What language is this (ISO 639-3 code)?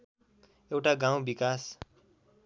nep